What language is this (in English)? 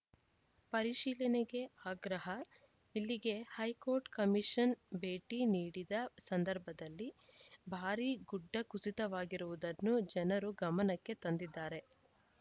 Kannada